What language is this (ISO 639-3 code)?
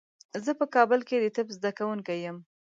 pus